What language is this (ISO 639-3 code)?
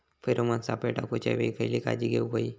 mar